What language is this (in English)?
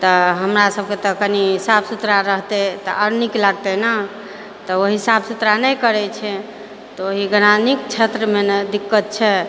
Maithili